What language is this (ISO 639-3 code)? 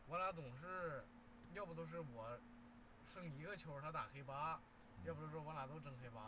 zho